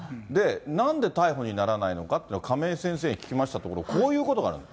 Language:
Japanese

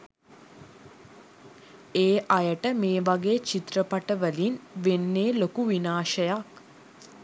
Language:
Sinhala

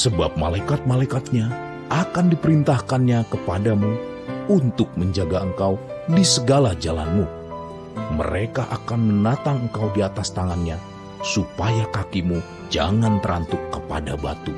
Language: Indonesian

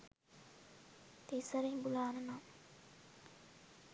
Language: Sinhala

